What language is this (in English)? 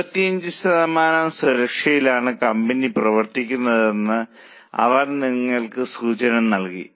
Malayalam